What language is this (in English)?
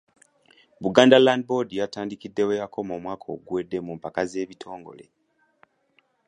Ganda